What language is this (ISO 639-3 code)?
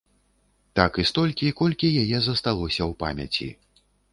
bel